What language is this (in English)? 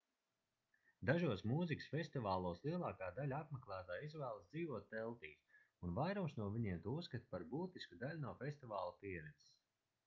Latvian